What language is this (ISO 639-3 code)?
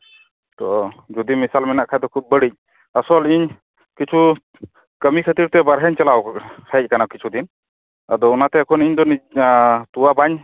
sat